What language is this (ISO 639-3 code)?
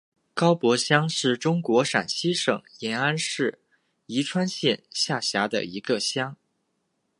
zho